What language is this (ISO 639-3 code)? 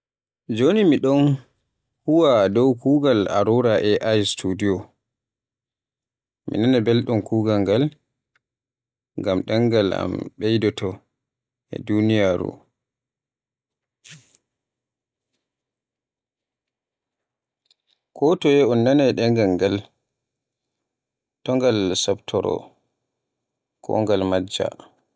fue